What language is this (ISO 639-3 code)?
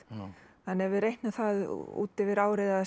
isl